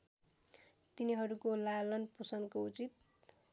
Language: Nepali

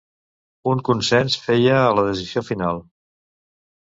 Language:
Catalan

